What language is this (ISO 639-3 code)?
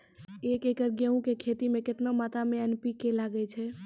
mai